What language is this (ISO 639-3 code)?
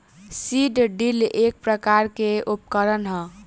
bho